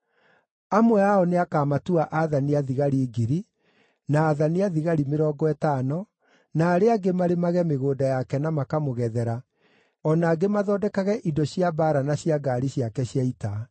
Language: Kikuyu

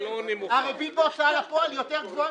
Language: Hebrew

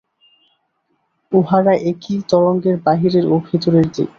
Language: Bangla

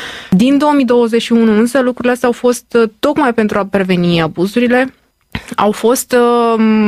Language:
Romanian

